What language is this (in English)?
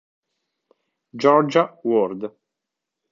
Italian